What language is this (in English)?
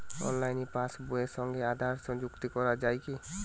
Bangla